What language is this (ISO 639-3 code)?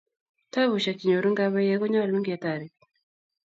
kln